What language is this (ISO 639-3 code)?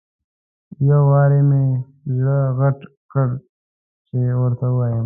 pus